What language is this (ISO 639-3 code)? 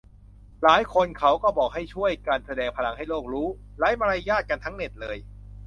tha